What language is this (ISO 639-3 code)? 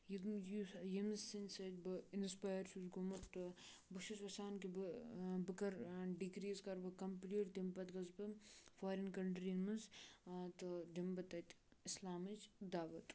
kas